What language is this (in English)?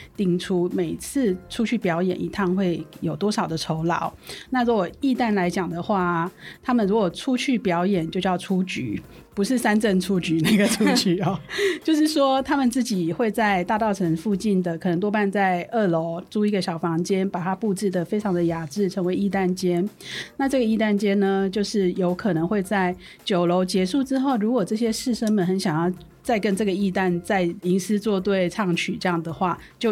Chinese